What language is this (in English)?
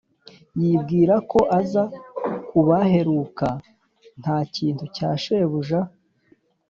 Kinyarwanda